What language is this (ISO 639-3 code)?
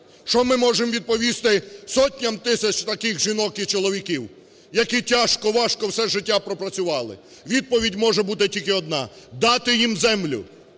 ukr